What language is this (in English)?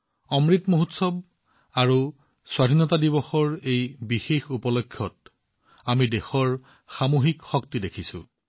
Assamese